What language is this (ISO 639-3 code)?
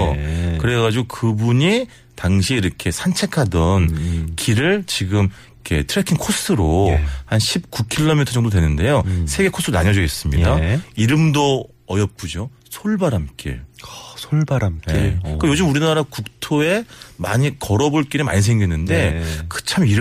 kor